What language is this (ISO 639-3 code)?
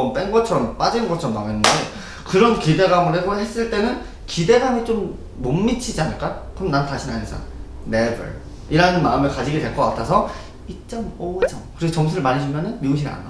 kor